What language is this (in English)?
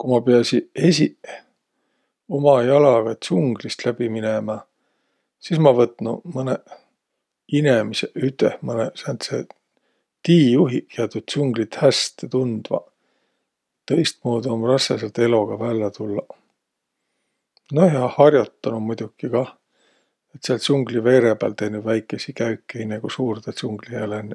Võro